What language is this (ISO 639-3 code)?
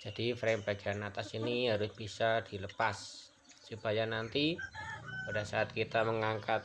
ind